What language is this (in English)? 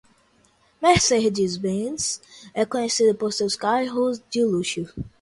Portuguese